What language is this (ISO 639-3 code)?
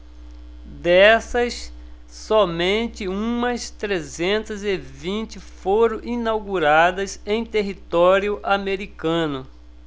por